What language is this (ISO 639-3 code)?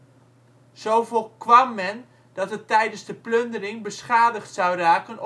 nld